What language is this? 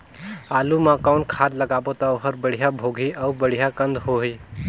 Chhattisgarhi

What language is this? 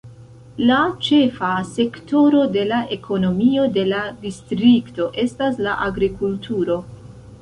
Esperanto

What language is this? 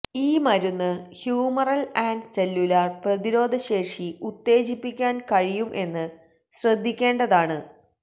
Malayalam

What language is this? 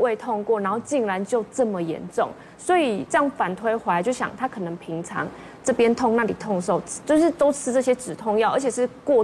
Chinese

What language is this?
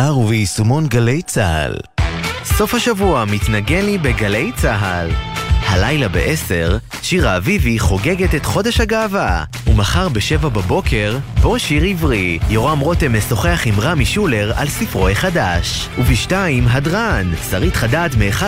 Hebrew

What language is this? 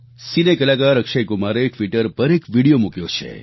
Gujarati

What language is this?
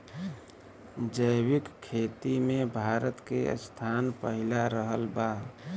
Bhojpuri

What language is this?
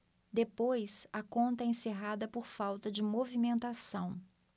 Portuguese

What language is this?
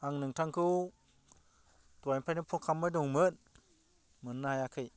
Bodo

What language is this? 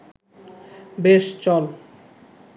Bangla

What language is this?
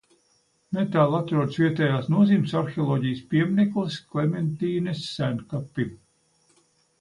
Latvian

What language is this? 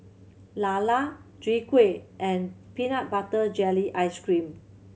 English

